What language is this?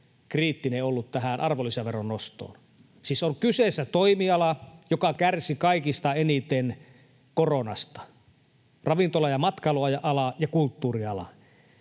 Finnish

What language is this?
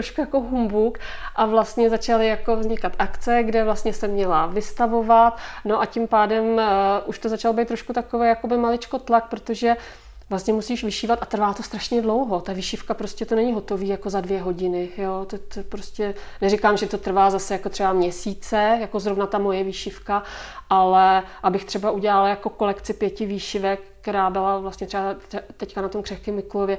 Czech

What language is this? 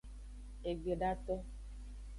Aja (Benin)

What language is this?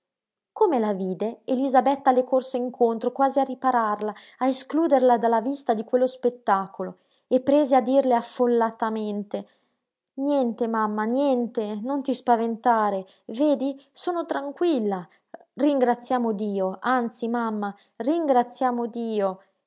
Italian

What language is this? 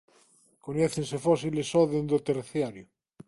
Galician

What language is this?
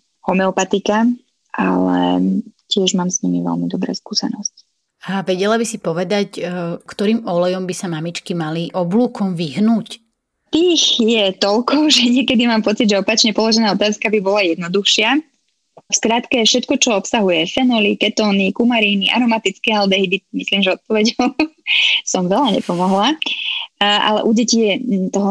Slovak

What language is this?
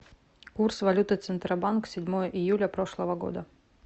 Russian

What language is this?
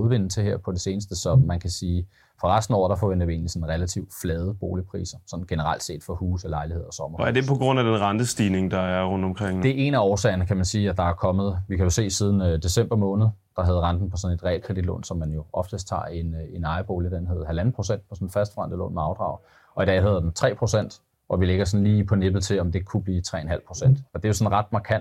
Danish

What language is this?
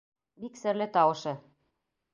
Bashkir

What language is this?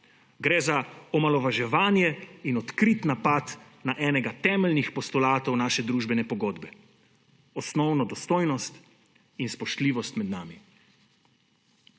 Slovenian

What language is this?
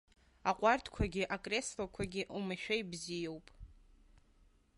Abkhazian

